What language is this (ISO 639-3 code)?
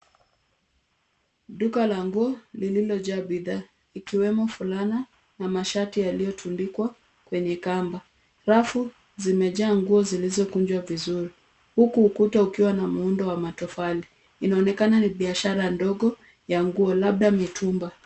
swa